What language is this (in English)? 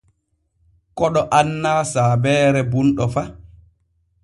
Borgu Fulfulde